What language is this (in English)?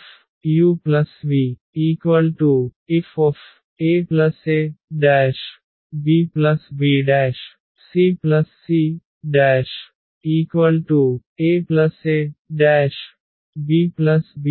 Telugu